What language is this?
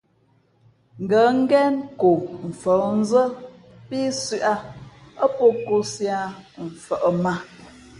Fe'fe'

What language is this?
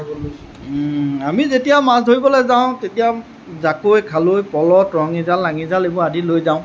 Assamese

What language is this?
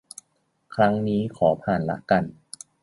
Thai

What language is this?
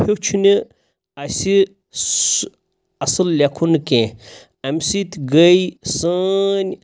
Kashmiri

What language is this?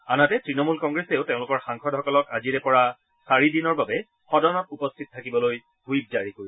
Assamese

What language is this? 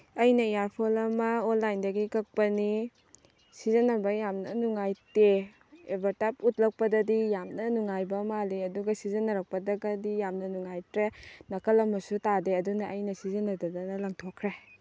Manipuri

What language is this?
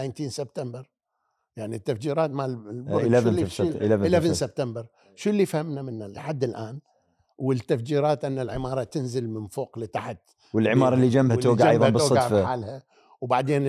Arabic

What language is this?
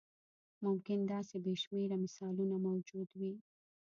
Pashto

